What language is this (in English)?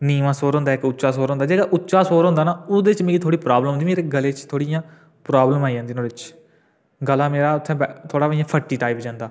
Dogri